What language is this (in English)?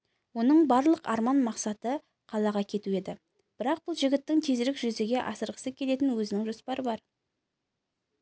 Kazakh